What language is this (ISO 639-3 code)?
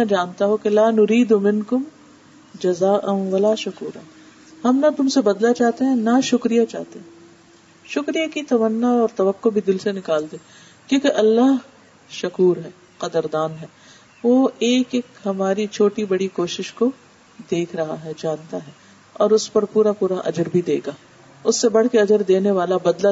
urd